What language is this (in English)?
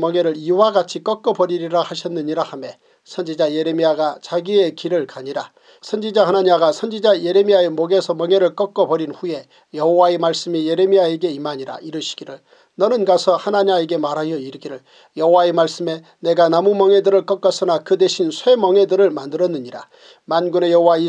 Korean